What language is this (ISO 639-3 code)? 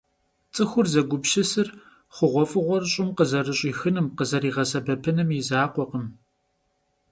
kbd